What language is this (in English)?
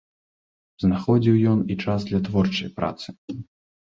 Belarusian